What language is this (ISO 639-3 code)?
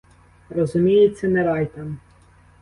ukr